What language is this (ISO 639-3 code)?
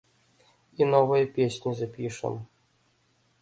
bel